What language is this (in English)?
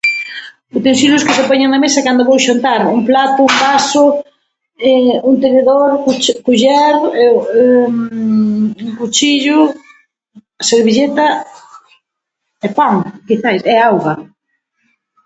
Galician